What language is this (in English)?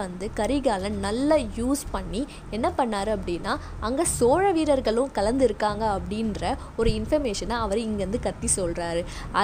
Tamil